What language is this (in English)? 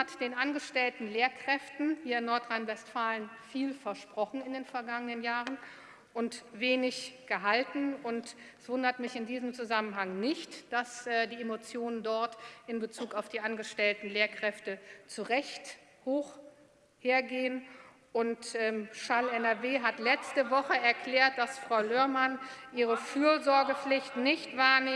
German